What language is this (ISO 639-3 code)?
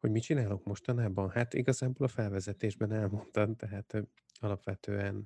hun